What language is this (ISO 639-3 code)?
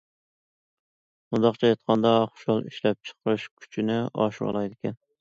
uig